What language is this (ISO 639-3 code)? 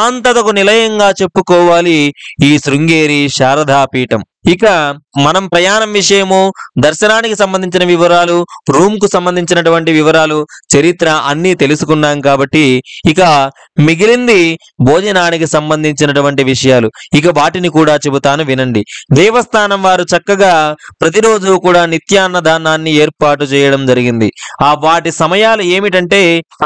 tel